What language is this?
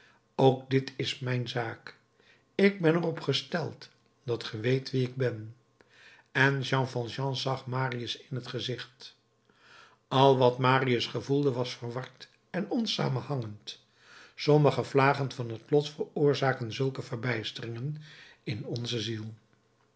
Dutch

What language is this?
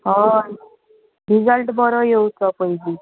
Konkani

